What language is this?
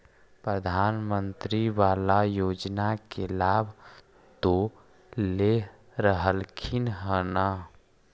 Magahi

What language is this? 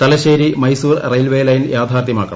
Malayalam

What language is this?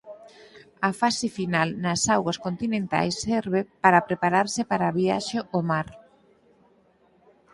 Galician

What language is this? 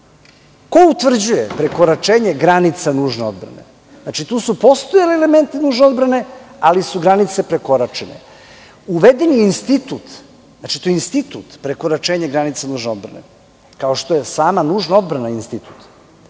Serbian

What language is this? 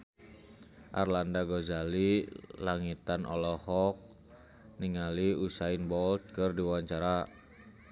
Sundanese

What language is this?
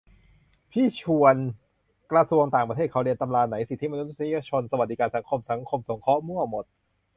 Thai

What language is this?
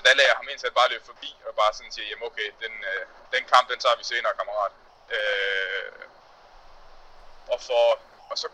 Danish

